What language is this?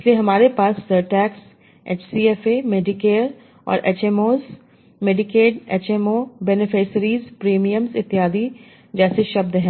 Hindi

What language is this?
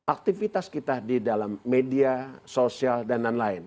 Indonesian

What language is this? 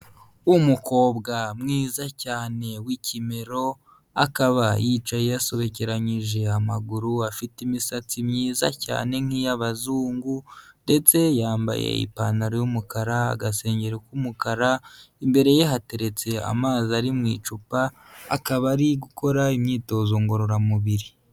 Kinyarwanda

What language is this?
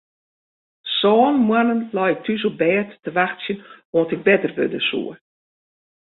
Western Frisian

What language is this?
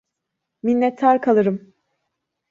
Turkish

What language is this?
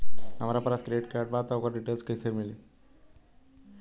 Bhojpuri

